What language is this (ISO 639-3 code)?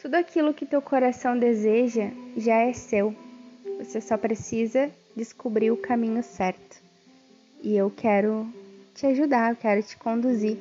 por